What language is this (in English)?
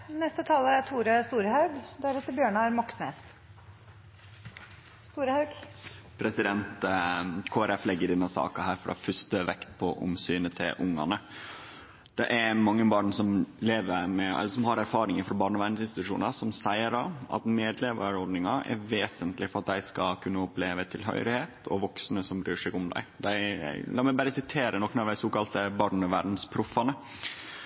Norwegian